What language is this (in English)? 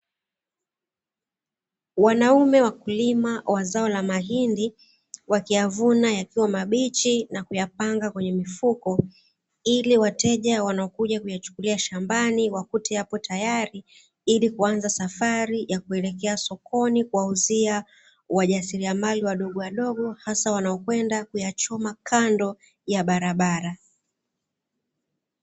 Swahili